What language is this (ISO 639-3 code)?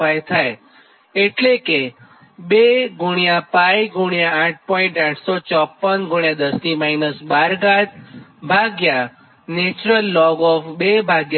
guj